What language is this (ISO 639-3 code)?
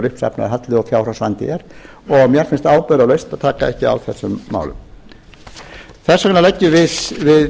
isl